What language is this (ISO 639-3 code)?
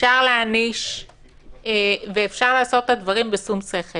heb